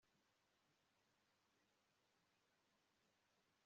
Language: Kinyarwanda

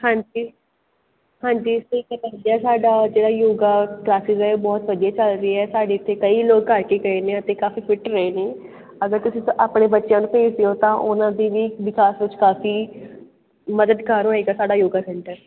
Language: Punjabi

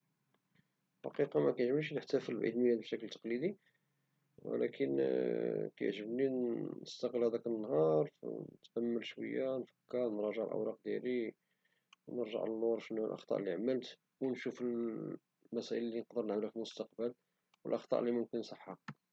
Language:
Moroccan Arabic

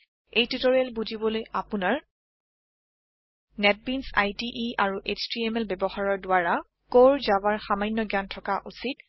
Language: Assamese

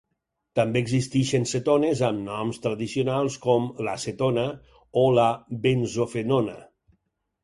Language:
Catalan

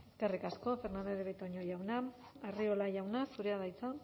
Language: Basque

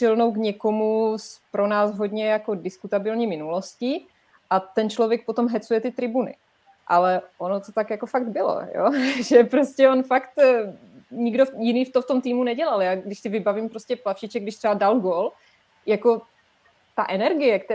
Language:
Czech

